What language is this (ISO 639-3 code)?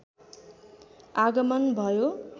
nep